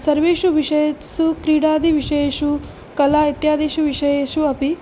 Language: Sanskrit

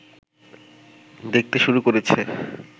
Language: Bangla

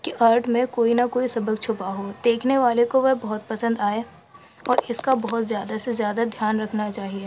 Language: Urdu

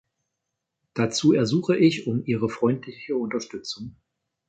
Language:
German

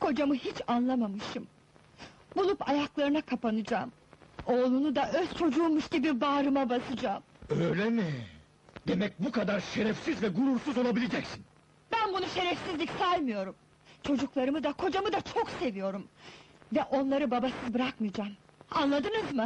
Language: Turkish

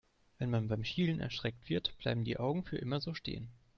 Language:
German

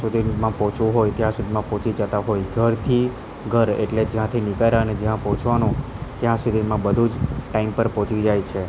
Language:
Gujarati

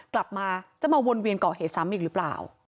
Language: Thai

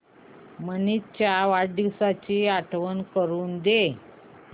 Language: Marathi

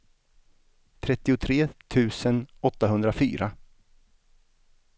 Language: Swedish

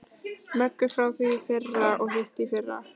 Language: Icelandic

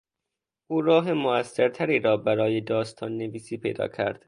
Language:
Persian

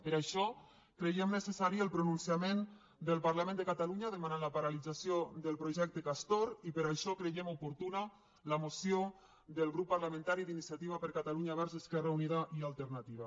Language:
Catalan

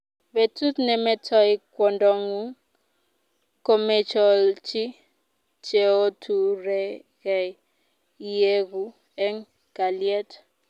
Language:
Kalenjin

